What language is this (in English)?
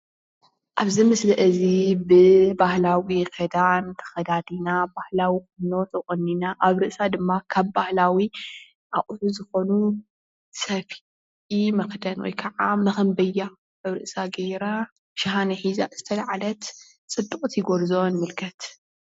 Tigrinya